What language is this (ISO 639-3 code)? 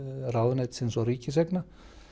isl